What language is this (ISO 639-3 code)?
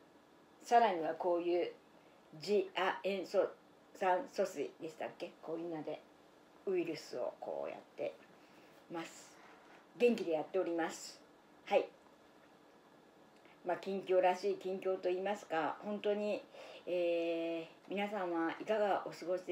jpn